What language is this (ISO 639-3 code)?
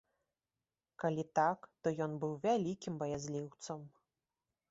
bel